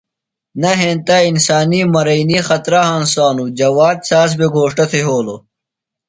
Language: Phalura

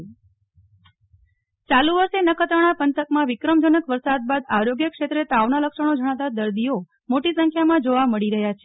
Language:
Gujarati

